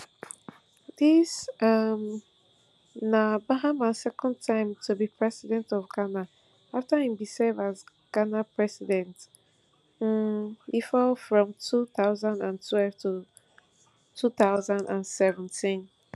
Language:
Nigerian Pidgin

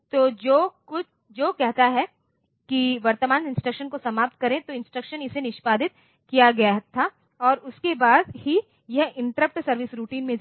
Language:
Hindi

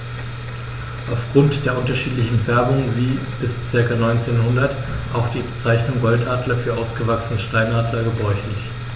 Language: German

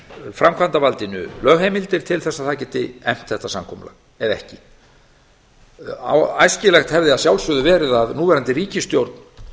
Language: Icelandic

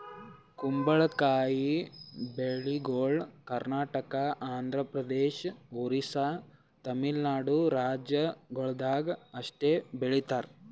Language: Kannada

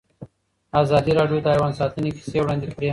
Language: Pashto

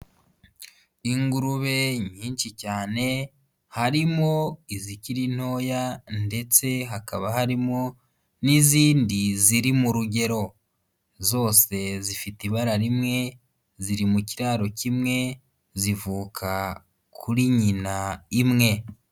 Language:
Kinyarwanda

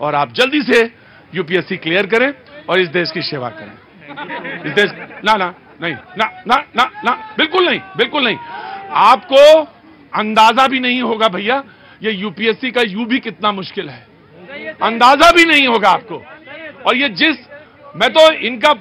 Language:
Hindi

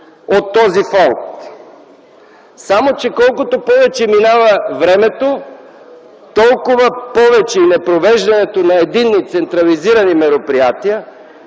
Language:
Bulgarian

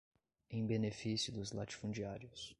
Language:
Portuguese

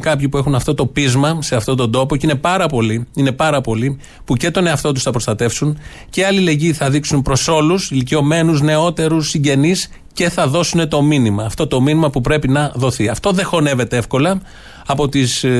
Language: Greek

